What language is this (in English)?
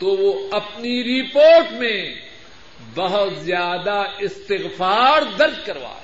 Urdu